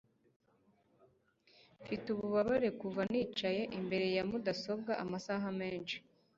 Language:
Kinyarwanda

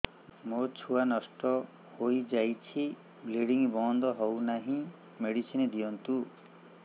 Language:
Odia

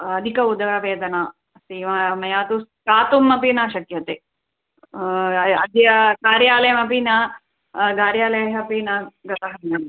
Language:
Sanskrit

